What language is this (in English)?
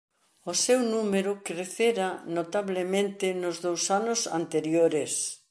Galician